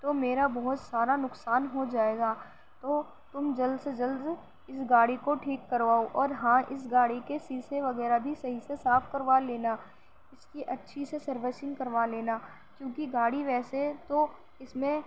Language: Urdu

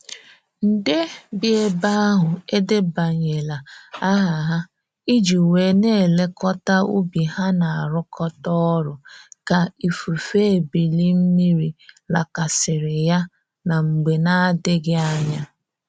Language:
Igbo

